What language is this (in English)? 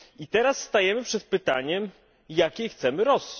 Polish